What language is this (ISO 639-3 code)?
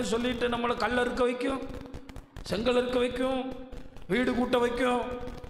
tam